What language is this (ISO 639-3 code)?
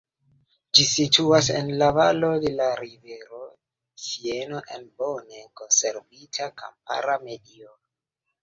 epo